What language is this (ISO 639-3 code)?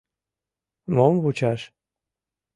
chm